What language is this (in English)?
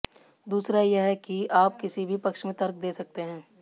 Hindi